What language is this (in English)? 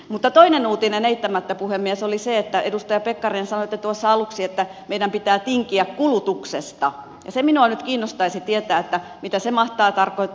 Finnish